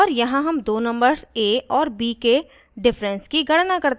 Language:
Hindi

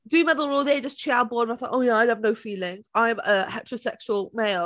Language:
Welsh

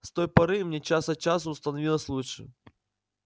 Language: Russian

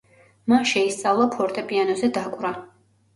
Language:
Georgian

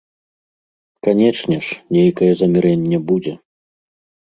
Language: Belarusian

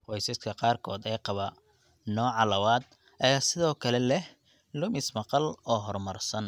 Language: Somali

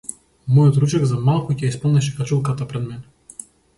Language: Macedonian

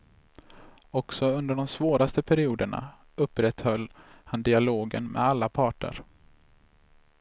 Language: Swedish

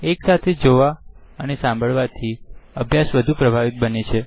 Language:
Gujarati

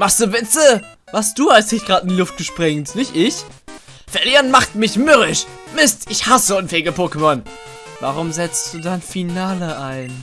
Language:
German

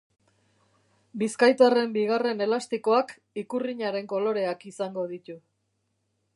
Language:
Basque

